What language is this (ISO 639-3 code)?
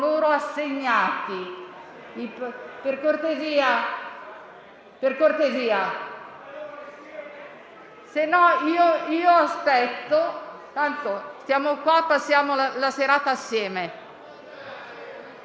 ita